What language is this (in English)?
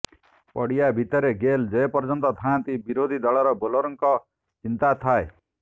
Odia